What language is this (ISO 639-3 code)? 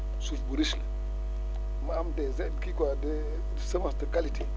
wol